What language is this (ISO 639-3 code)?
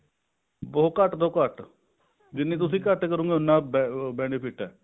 pan